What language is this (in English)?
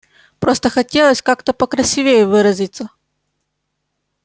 Russian